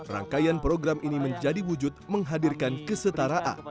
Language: Indonesian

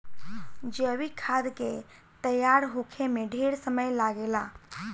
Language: Bhojpuri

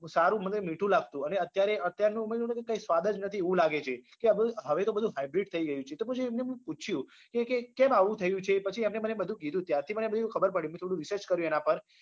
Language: Gujarati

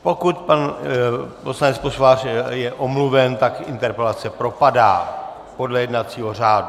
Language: Czech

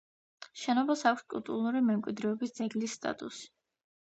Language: Georgian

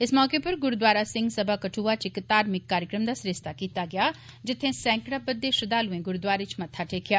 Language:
Dogri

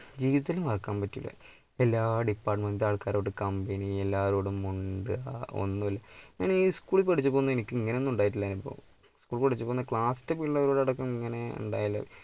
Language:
Malayalam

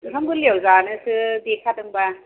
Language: Bodo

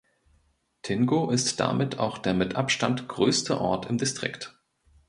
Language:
German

